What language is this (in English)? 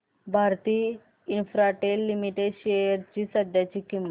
Marathi